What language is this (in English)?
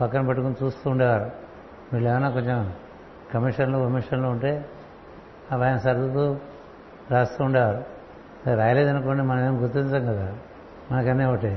Telugu